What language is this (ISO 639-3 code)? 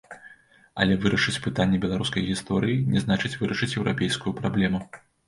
bel